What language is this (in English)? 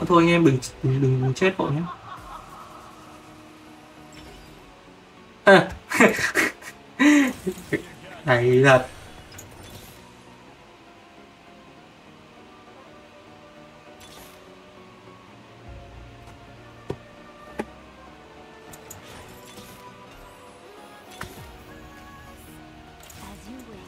Vietnamese